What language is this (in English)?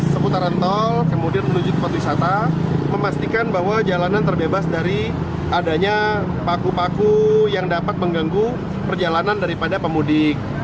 Indonesian